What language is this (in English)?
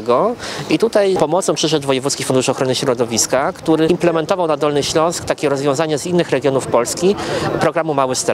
Polish